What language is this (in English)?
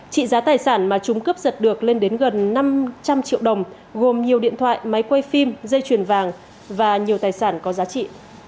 Vietnamese